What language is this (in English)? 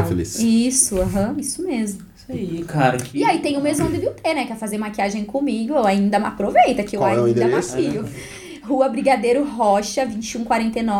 Portuguese